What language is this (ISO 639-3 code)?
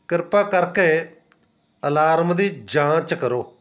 pan